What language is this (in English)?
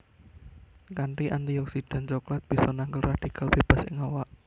Javanese